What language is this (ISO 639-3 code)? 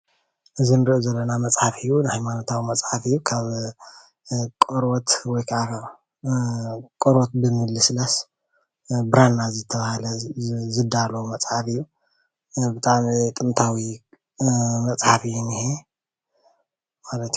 tir